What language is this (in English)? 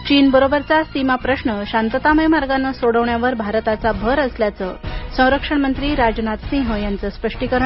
Marathi